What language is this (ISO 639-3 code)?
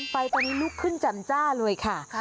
tha